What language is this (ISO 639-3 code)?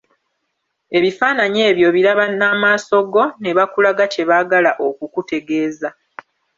lug